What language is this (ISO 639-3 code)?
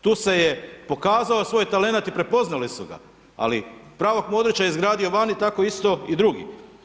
hrv